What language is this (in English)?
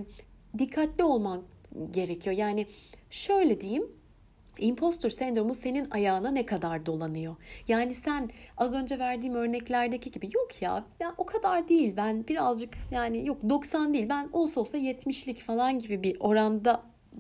Turkish